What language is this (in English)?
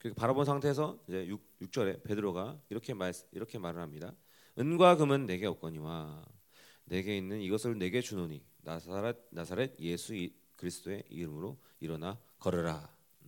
Korean